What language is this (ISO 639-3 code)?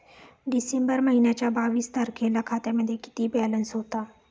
mar